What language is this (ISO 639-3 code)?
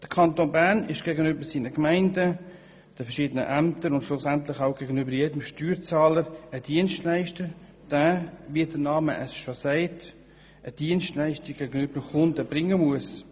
gsw